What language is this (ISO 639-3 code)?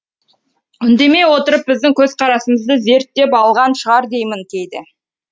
kaz